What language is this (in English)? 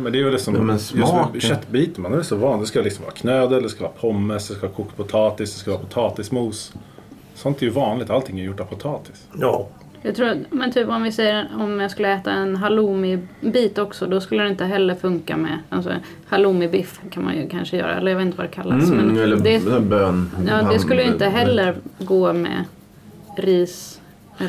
Swedish